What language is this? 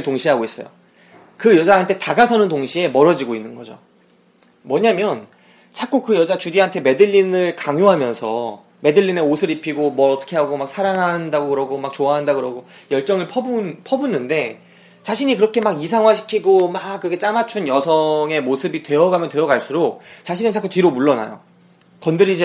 Korean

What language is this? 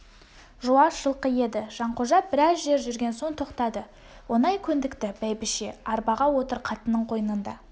Kazakh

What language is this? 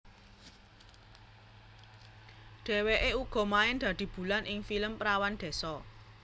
Javanese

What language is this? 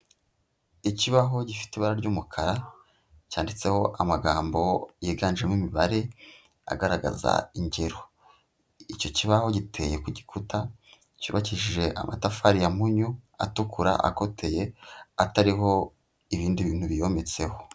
Kinyarwanda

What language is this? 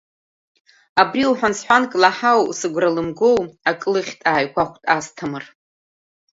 Abkhazian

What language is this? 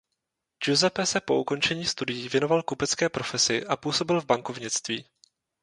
Czech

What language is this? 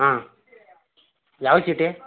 Kannada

